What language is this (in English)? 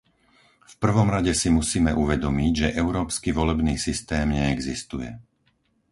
Slovak